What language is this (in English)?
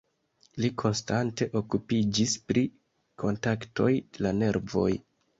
Esperanto